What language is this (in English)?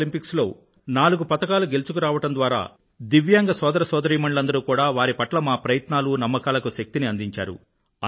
Telugu